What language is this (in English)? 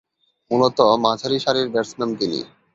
Bangla